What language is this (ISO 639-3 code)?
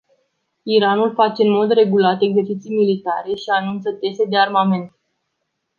ron